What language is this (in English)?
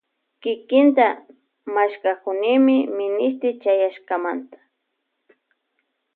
Loja Highland Quichua